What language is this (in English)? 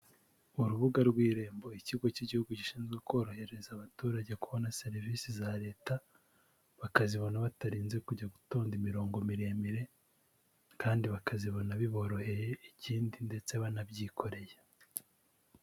Kinyarwanda